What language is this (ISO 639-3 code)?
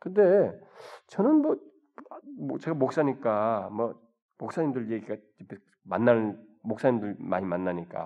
kor